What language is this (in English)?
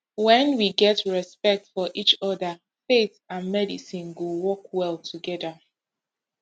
Nigerian Pidgin